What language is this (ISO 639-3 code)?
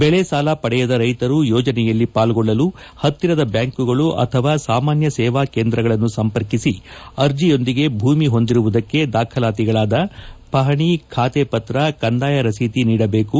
kan